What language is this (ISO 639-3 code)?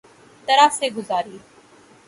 urd